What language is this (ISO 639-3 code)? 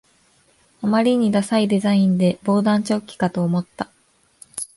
jpn